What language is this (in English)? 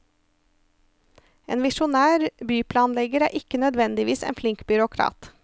Norwegian